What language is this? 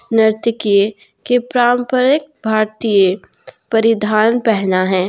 Hindi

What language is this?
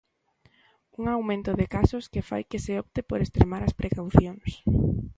Galician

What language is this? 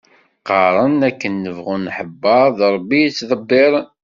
Kabyle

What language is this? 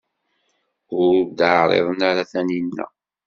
Kabyle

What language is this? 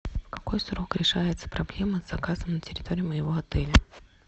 Russian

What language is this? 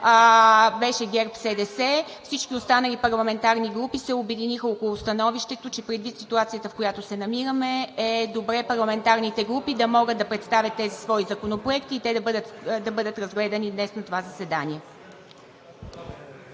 Bulgarian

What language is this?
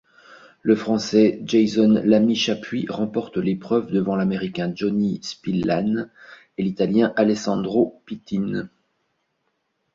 French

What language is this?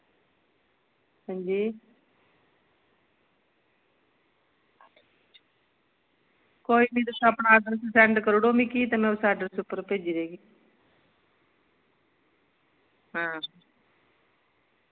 Dogri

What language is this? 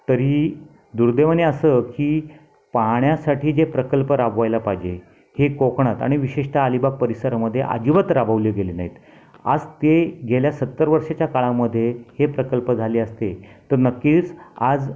Marathi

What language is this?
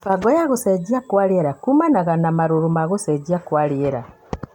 Kikuyu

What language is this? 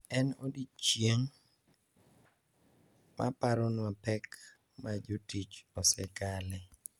Luo (Kenya and Tanzania)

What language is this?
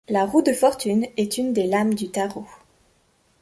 French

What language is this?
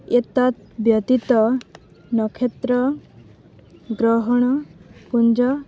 Odia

